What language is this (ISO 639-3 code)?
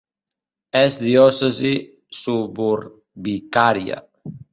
cat